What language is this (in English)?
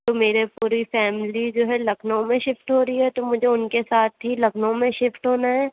Urdu